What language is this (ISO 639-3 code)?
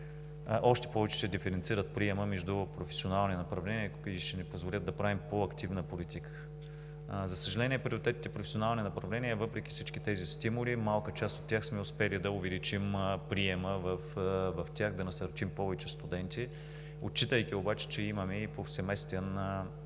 bul